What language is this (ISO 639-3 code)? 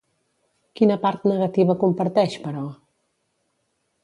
cat